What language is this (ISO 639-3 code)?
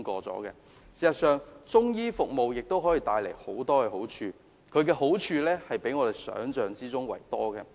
yue